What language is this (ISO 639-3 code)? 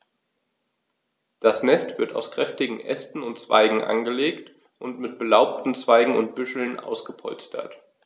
deu